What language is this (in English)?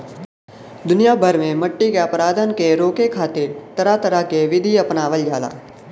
Bhojpuri